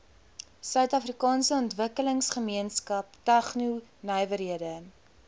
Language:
Afrikaans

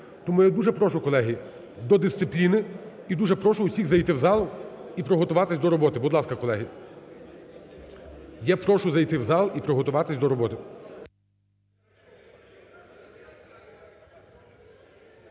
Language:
Ukrainian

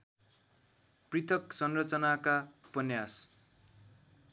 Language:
Nepali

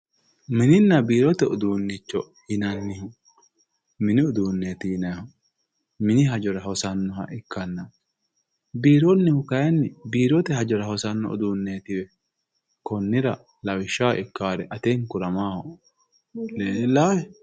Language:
Sidamo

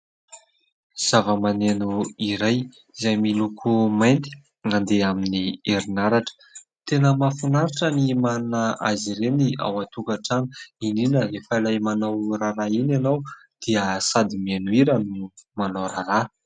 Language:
Malagasy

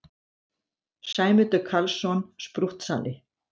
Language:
Icelandic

